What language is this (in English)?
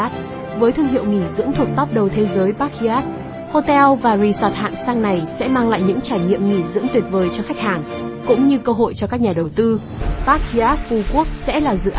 Vietnamese